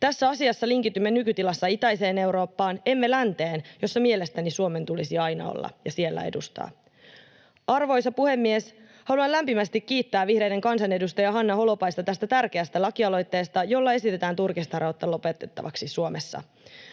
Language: Finnish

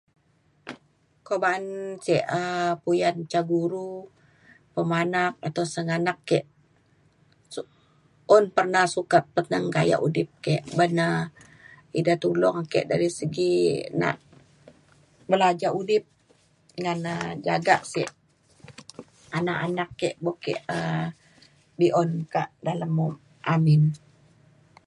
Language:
Mainstream Kenyah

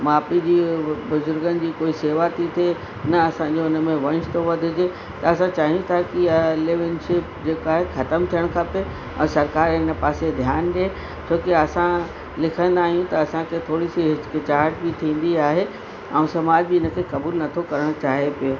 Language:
Sindhi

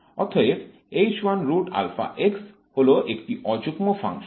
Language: Bangla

